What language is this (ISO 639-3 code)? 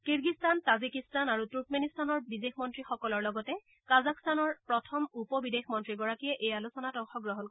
asm